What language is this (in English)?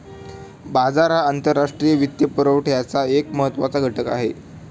Marathi